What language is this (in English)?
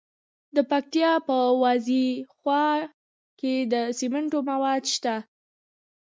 Pashto